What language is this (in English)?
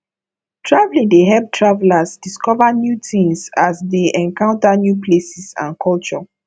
Nigerian Pidgin